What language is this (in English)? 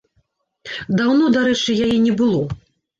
Belarusian